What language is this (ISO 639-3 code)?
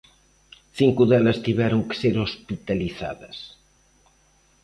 glg